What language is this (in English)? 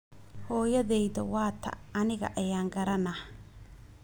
Somali